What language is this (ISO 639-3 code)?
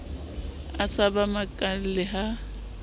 sot